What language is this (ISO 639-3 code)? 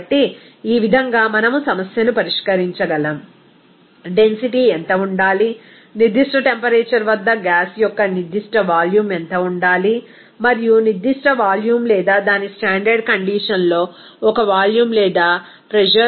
tel